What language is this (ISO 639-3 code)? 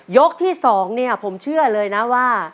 tha